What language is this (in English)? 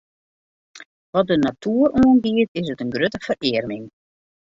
Western Frisian